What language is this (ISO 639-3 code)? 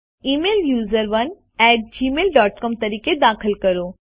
guj